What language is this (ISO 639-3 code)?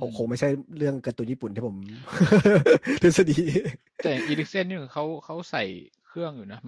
tha